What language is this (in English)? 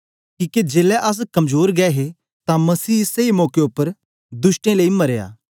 Dogri